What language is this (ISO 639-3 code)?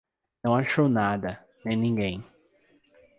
por